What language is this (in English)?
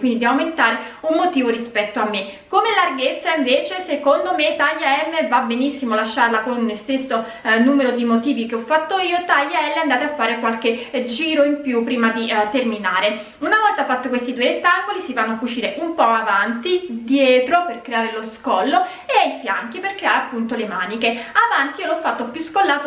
Italian